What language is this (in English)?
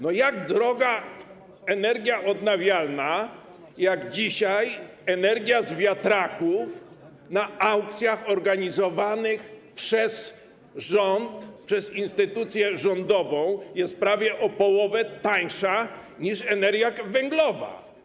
Polish